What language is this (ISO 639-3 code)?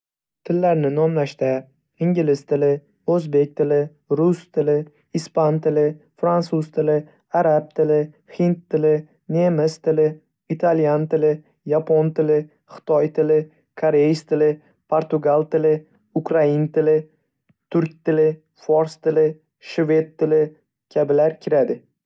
uzb